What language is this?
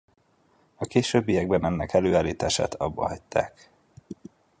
Hungarian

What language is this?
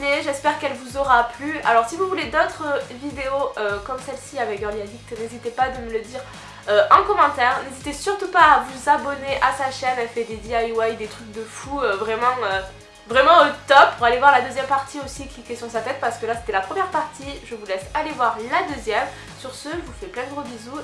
French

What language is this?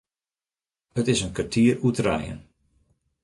Western Frisian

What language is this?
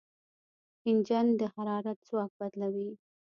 Pashto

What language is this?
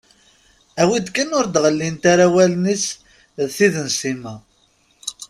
Kabyle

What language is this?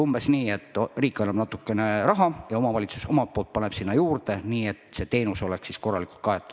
Estonian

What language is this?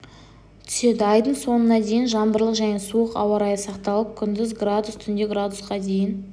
Kazakh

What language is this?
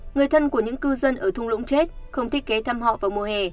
Vietnamese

